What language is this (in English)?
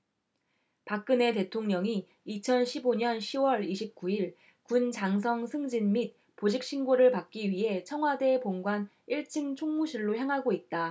Korean